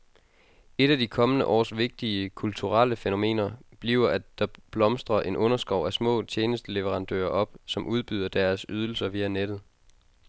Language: Danish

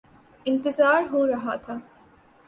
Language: Urdu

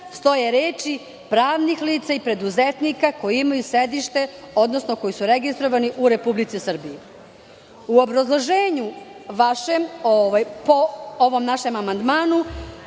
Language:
Serbian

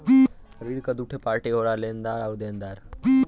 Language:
Bhojpuri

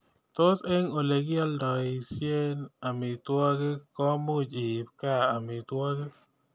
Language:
Kalenjin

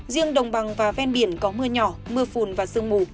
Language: Vietnamese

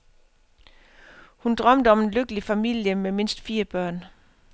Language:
Danish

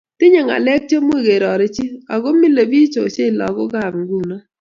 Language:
Kalenjin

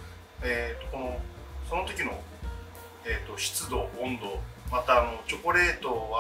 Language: Japanese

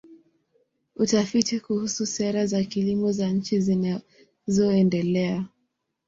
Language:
Swahili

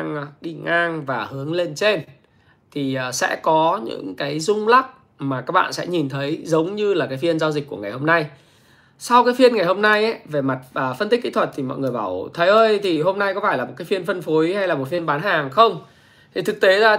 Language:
Vietnamese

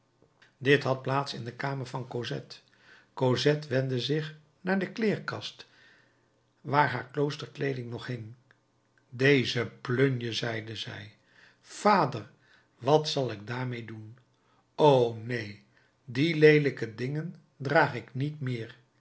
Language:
Dutch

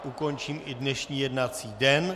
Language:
Czech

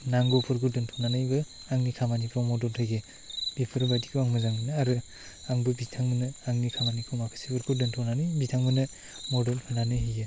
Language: Bodo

